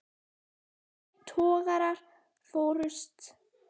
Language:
Icelandic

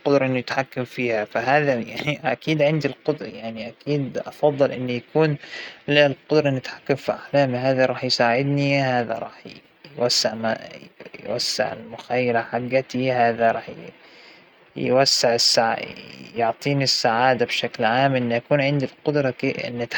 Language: Hijazi Arabic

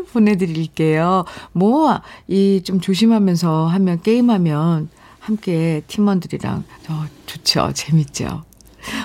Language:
Korean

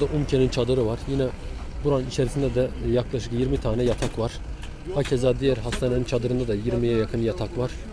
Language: Turkish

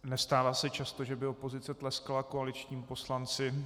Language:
Czech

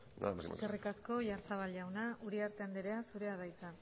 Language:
Basque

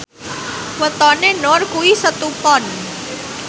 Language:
Javanese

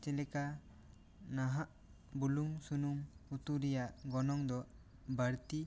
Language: Santali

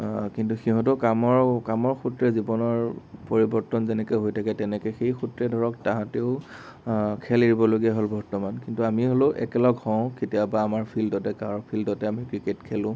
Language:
Assamese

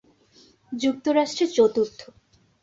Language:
Bangla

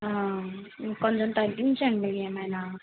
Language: Telugu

